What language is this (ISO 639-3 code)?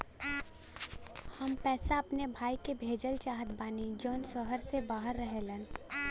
bho